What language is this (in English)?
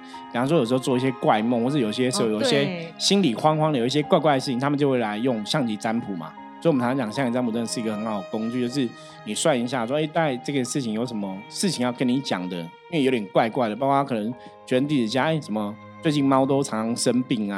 Chinese